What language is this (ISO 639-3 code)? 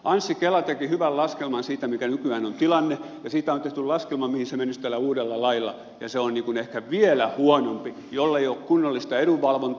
fin